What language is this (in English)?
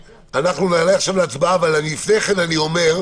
Hebrew